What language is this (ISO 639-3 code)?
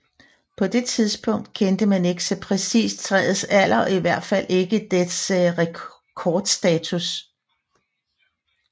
dan